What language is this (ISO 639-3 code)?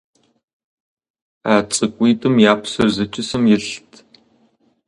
kbd